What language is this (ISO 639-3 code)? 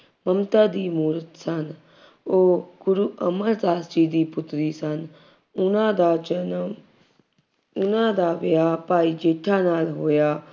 pan